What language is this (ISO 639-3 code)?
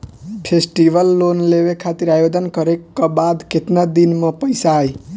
bho